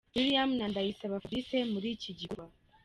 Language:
Kinyarwanda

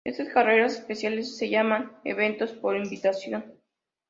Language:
Spanish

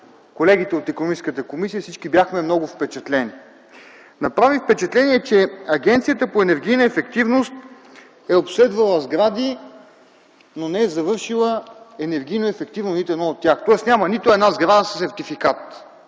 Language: Bulgarian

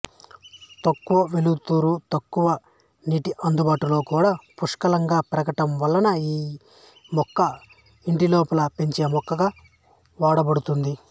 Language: Telugu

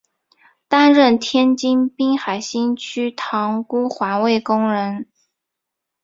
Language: Chinese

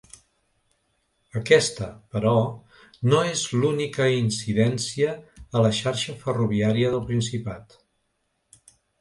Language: Catalan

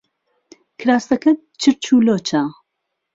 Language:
Central Kurdish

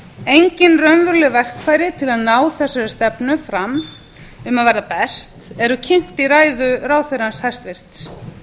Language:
Icelandic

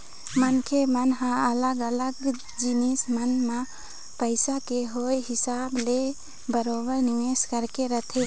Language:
Chhattisgarhi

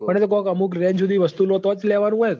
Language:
Gujarati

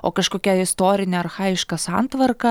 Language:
Lithuanian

